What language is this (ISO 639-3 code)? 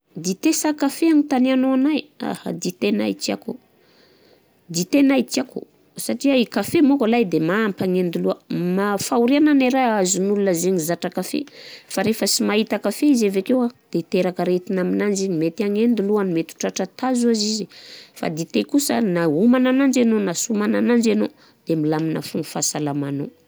bzc